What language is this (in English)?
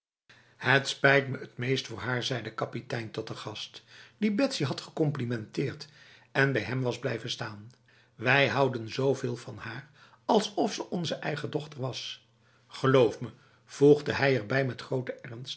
Dutch